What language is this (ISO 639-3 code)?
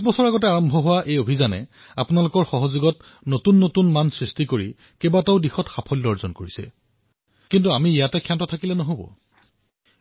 asm